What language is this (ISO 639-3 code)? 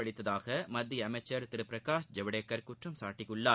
tam